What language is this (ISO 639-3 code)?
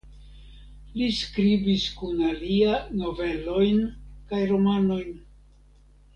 epo